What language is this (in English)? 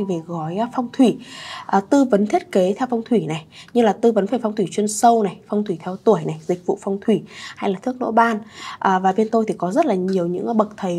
Vietnamese